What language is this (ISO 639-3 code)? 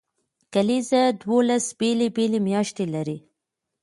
pus